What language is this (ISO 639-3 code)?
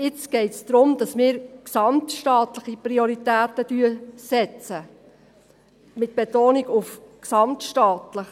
gsw